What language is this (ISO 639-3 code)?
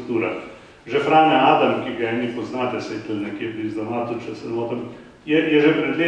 bul